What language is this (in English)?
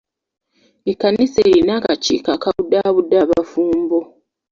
Ganda